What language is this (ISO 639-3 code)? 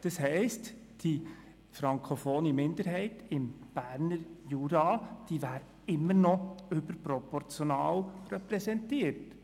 gsw